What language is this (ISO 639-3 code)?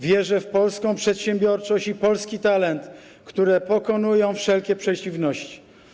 pol